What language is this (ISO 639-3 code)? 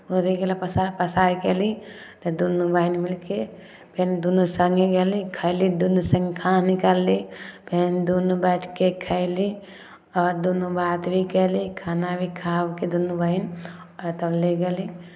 mai